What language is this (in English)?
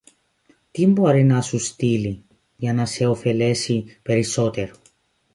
Greek